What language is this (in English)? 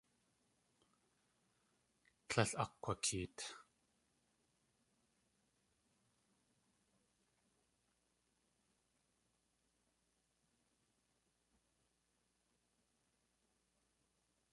Tlingit